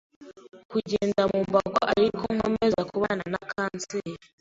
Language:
Kinyarwanda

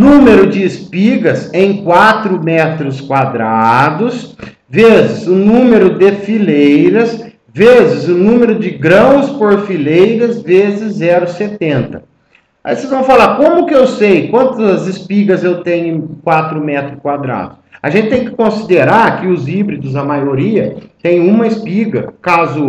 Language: Portuguese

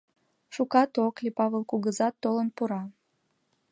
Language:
Mari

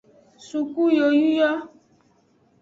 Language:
Aja (Benin)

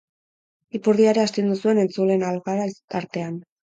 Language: Basque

